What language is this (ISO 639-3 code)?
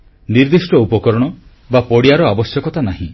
ori